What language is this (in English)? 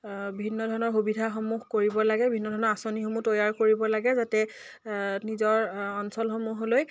Assamese